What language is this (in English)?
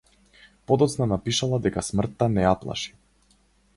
Macedonian